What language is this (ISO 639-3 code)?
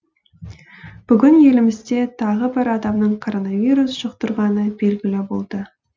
kaz